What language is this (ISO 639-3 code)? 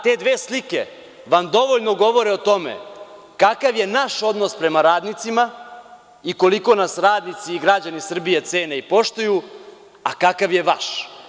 srp